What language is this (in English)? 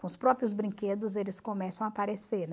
Portuguese